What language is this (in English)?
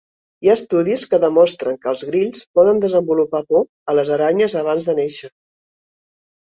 Catalan